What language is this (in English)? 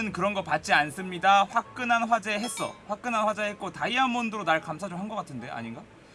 Korean